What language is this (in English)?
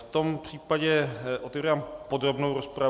Czech